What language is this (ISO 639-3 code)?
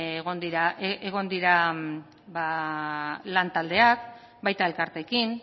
eus